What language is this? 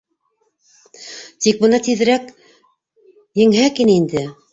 Bashkir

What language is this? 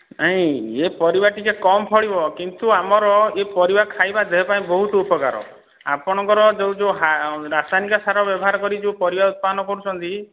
Odia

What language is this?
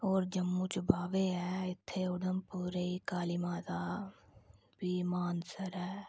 Dogri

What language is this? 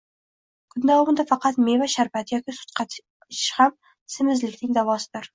Uzbek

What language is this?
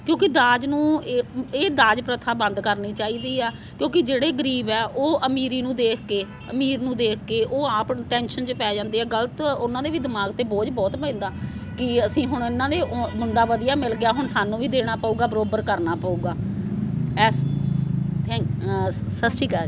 Punjabi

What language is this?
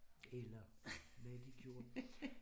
Danish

